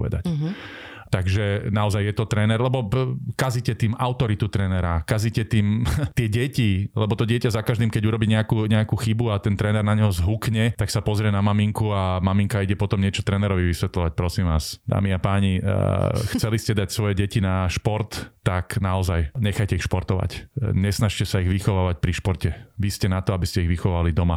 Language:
Slovak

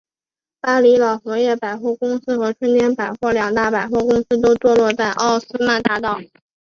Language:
Chinese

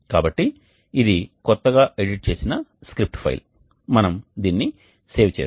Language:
Telugu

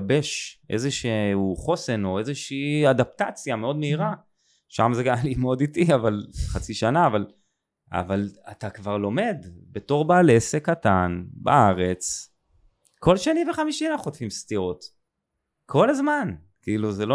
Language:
Hebrew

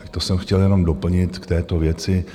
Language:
Czech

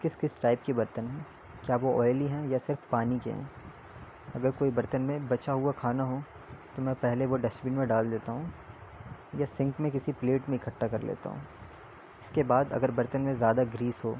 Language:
Urdu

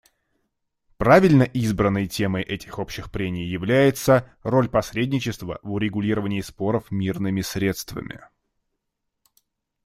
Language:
Russian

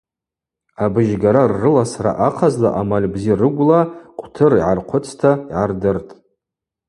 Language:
Abaza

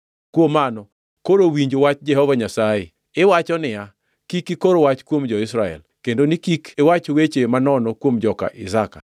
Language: Luo (Kenya and Tanzania)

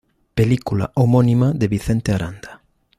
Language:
Spanish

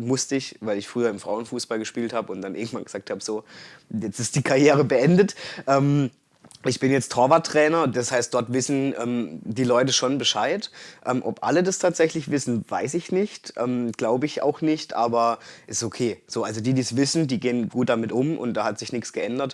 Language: German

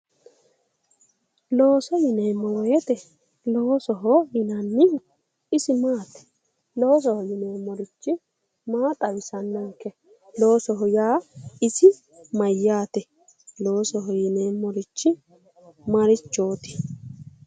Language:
Sidamo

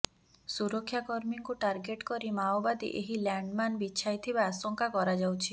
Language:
Odia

